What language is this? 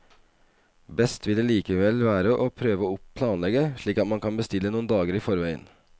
Norwegian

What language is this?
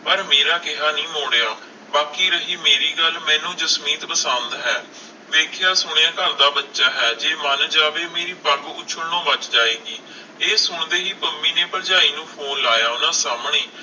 Punjabi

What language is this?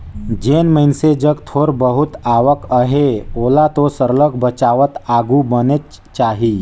Chhattisgarhi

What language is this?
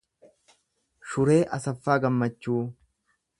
Oromo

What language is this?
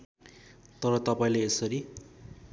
Nepali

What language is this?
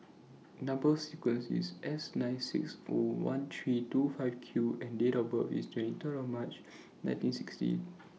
English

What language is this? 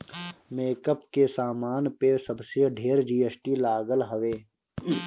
Bhojpuri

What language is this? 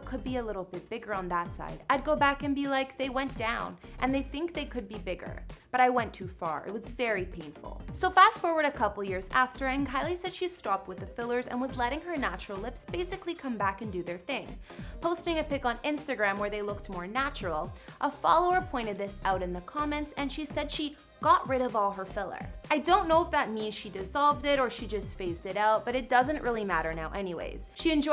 English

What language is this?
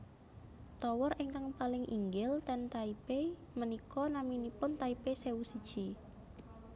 Javanese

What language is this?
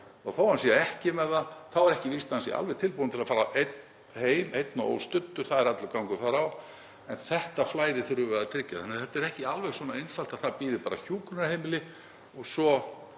Icelandic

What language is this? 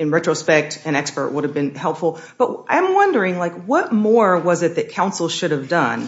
English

